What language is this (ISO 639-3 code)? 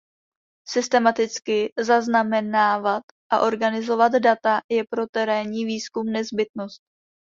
ces